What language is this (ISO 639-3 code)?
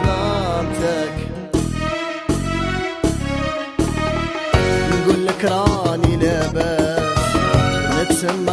ara